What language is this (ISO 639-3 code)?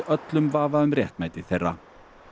isl